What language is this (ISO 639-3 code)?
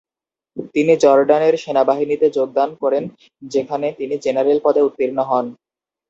ben